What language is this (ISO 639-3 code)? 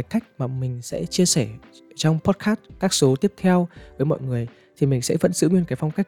vie